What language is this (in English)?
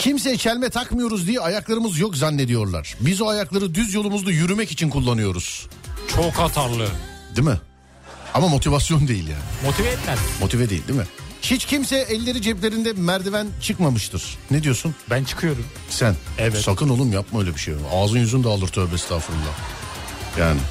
Turkish